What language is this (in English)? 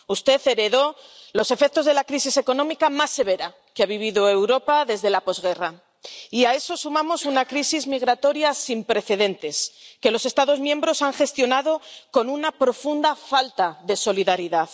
Spanish